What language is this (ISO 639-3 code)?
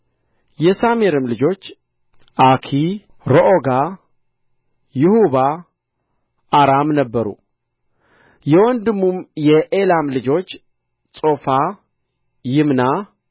amh